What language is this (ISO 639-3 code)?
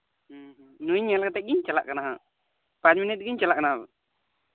sat